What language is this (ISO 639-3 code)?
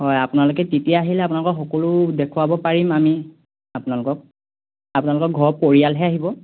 asm